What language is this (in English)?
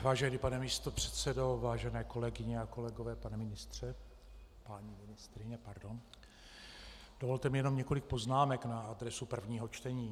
Czech